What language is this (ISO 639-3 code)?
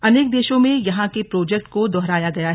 hin